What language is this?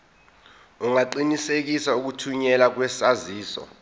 Zulu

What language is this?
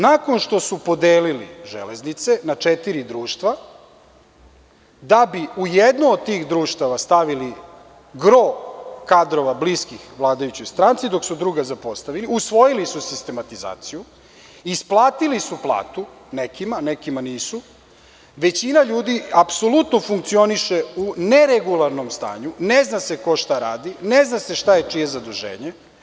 Serbian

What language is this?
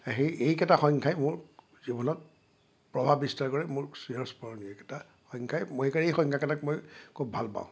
Assamese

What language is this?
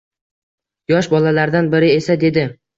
Uzbek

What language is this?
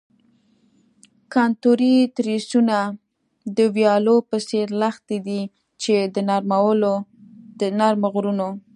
Pashto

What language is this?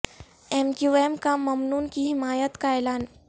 Urdu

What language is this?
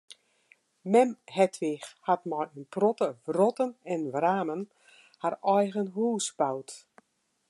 Western Frisian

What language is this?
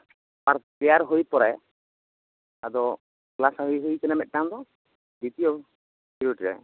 Santali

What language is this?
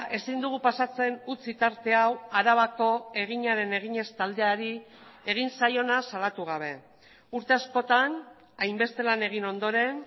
Basque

